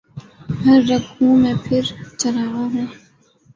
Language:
Urdu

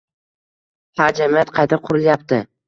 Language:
Uzbek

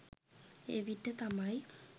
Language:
Sinhala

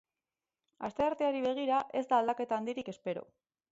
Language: Basque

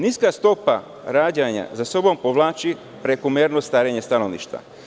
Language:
Serbian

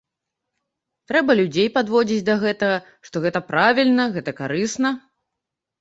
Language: Belarusian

